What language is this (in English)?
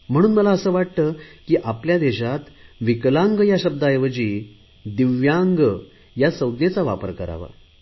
Marathi